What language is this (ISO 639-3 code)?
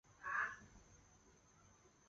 zho